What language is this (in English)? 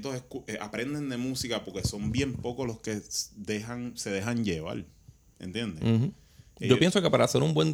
Spanish